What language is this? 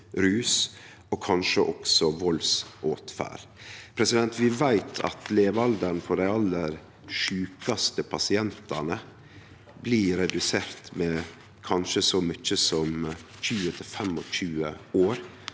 Norwegian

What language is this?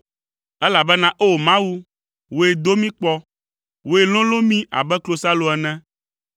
Ewe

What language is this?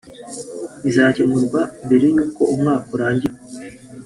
Kinyarwanda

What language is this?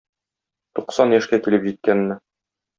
Tatar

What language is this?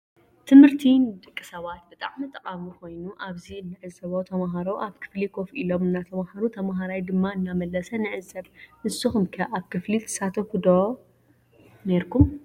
Tigrinya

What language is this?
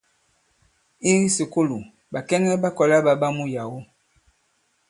Bankon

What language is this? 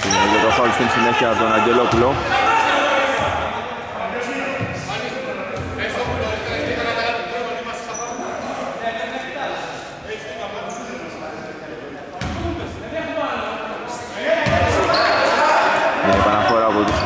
Greek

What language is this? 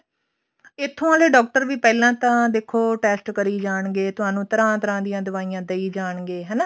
Punjabi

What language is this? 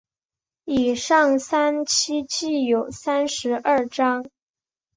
Chinese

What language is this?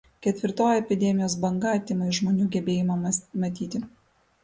Lithuanian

